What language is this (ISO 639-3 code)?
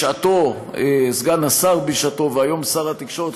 heb